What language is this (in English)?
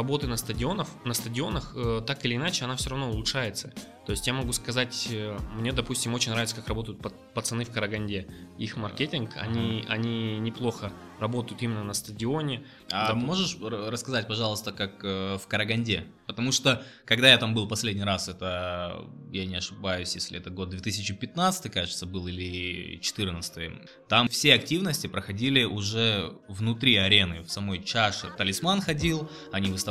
Russian